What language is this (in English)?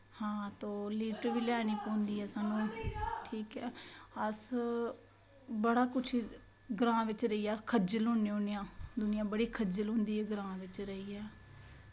Dogri